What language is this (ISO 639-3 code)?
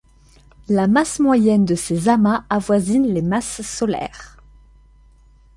fra